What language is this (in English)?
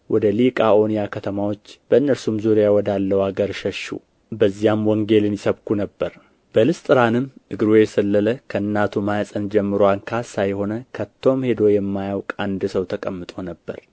Amharic